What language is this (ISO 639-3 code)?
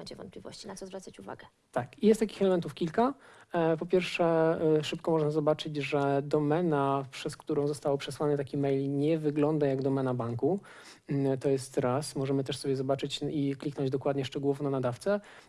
pol